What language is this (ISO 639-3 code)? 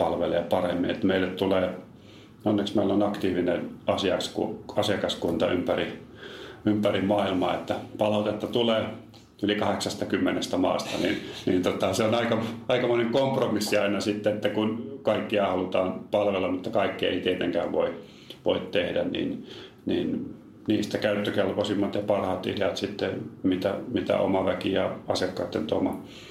fin